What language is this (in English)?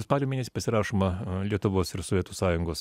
Lithuanian